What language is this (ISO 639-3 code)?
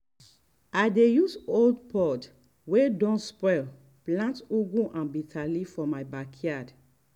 pcm